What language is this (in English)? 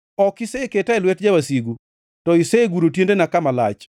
Luo (Kenya and Tanzania)